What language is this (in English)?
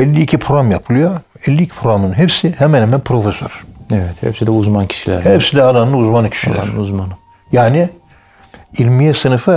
Turkish